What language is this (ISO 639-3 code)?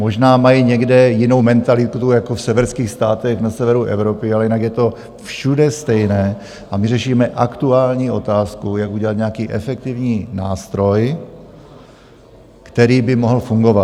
ces